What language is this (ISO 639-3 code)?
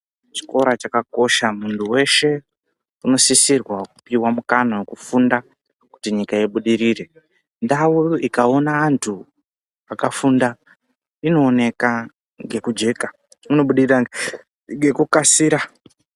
ndc